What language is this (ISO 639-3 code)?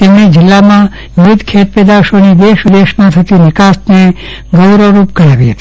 guj